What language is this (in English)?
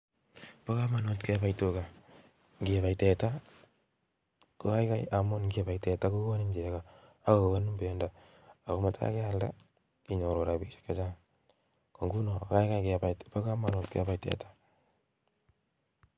Kalenjin